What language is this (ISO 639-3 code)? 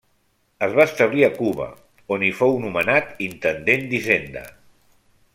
cat